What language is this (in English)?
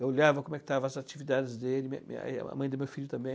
Portuguese